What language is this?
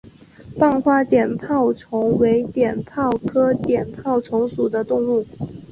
Chinese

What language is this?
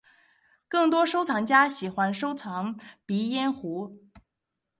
Chinese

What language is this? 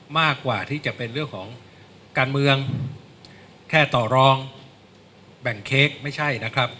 Thai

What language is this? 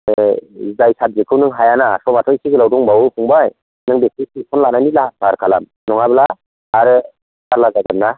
Bodo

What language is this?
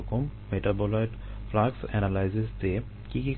Bangla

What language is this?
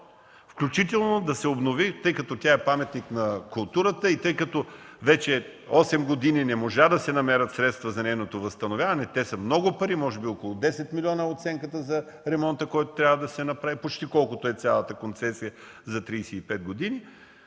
Bulgarian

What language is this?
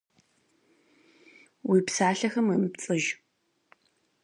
Kabardian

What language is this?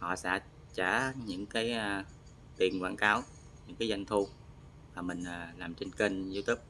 Vietnamese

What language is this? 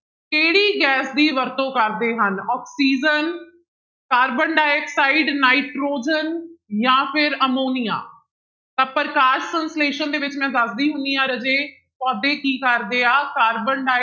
Punjabi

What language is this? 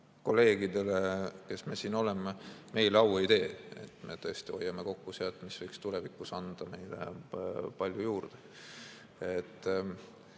Estonian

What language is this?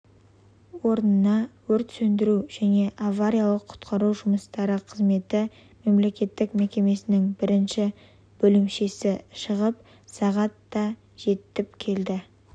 Kazakh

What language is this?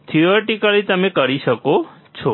Gujarati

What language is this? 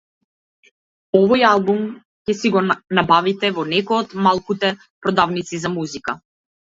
Macedonian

